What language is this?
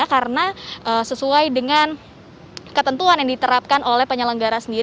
Indonesian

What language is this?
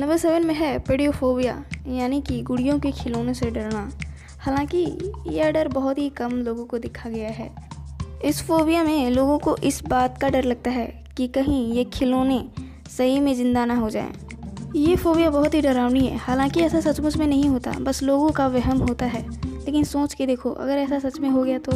Hindi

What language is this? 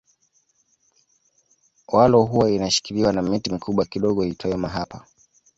Swahili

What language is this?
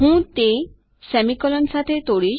Gujarati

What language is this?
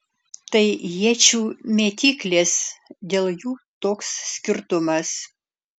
Lithuanian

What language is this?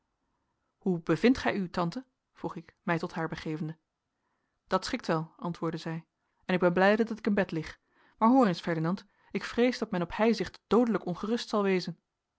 Dutch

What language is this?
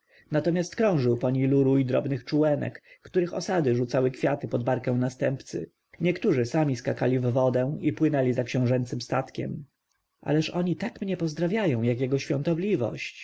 Polish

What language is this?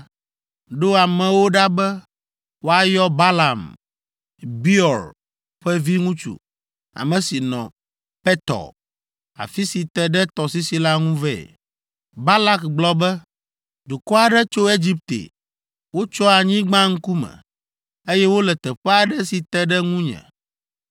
Ewe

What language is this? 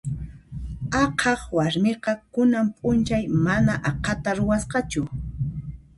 Puno Quechua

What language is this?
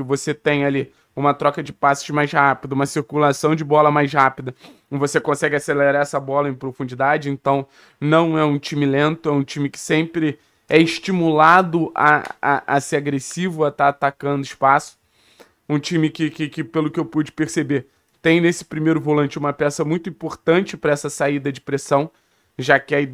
Portuguese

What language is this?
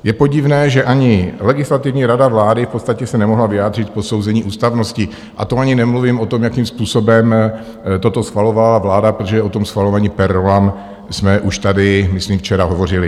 Czech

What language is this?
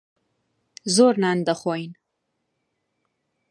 Central Kurdish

